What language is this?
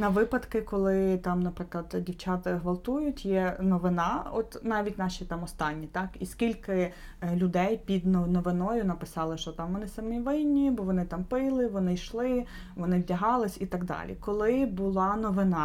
Ukrainian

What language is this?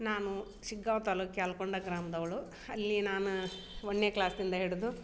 Kannada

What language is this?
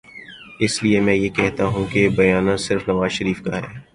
Urdu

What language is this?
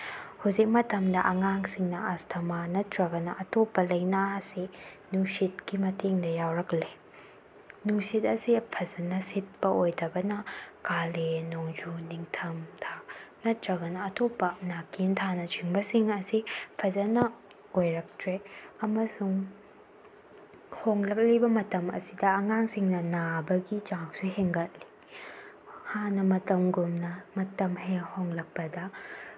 Manipuri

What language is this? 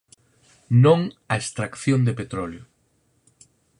Galician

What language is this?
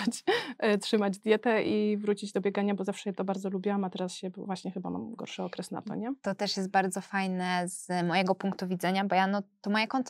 Polish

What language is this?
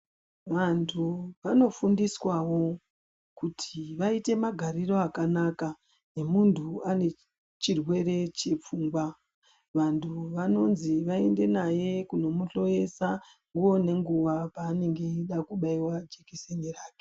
Ndau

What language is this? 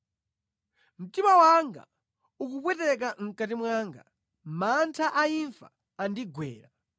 Nyanja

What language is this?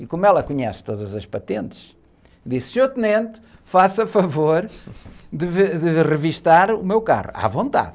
Portuguese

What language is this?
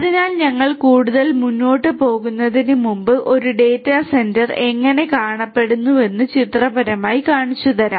Malayalam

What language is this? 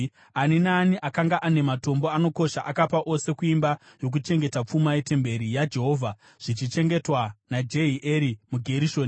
Shona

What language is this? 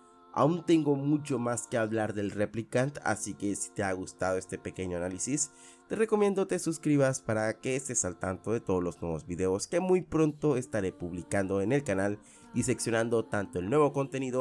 Spanish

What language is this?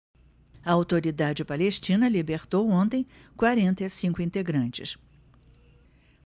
Portuguese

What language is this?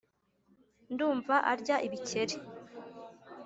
Kinyarwanda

